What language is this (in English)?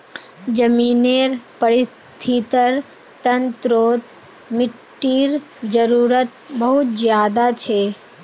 Magahi